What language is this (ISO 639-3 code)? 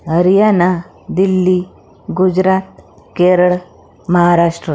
mar